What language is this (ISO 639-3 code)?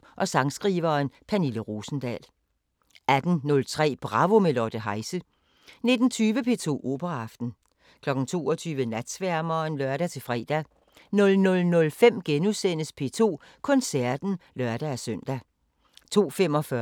dan